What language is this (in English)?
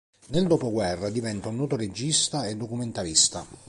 Italian